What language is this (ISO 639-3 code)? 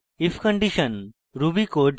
ben